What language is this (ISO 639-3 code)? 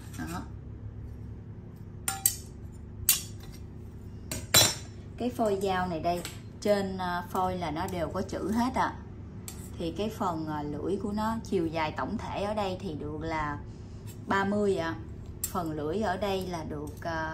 vie